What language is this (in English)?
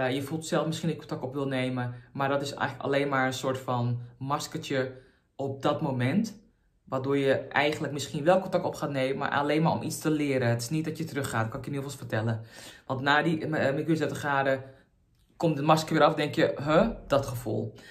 Dutch